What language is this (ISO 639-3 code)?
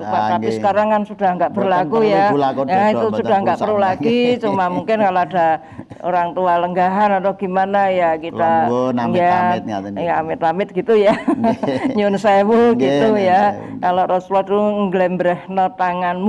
ind